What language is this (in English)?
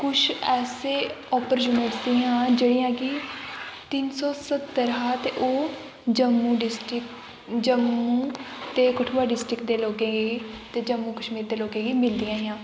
Dogri